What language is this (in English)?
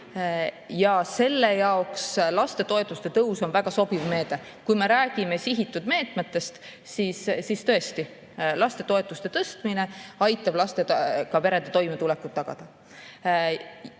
Estonian